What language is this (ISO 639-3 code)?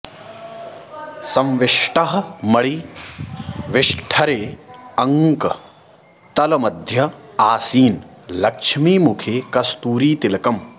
san